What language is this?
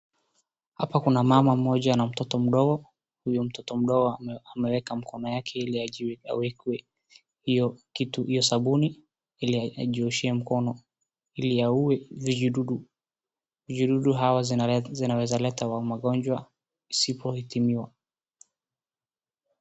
Swahili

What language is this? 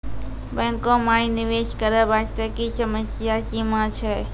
Maithili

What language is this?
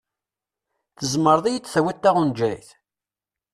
Kabyle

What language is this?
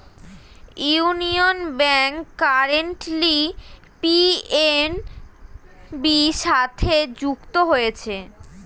Bangla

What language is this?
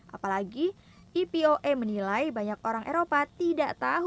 Indonesian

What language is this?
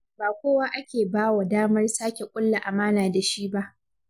Hausa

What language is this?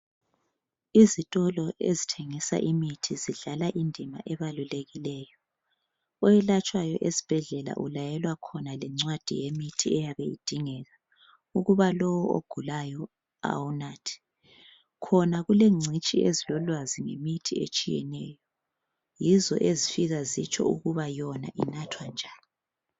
North Ndebele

